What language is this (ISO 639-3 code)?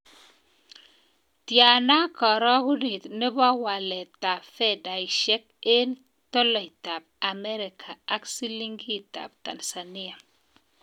kln